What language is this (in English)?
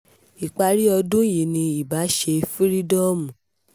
Yoruba